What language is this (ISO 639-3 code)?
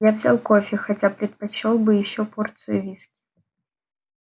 rus